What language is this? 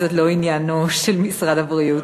Hebrew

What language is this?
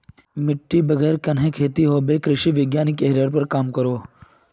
Magahi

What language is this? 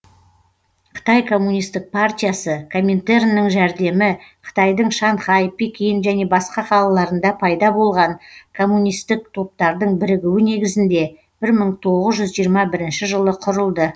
Kazakh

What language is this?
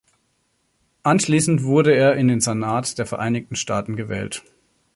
German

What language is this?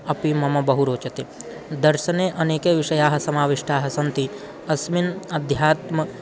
Sanskrit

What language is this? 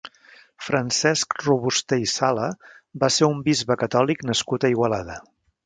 Catalan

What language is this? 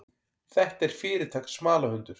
Icelandic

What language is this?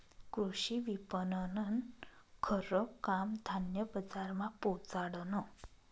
Marathi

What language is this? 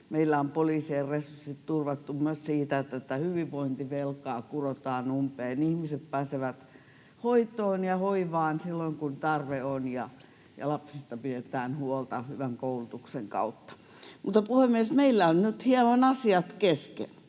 Finnish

